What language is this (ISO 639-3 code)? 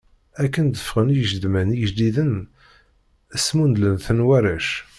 kab